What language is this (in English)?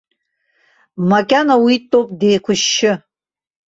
Abkhazian